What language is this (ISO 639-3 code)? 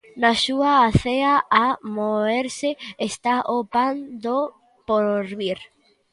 glg